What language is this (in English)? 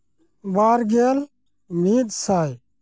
Santali